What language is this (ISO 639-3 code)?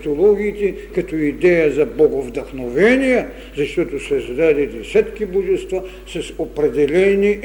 bul